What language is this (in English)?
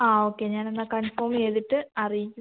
Malayalam